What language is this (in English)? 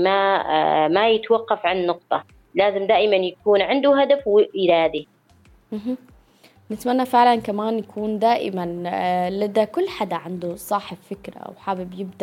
Arabic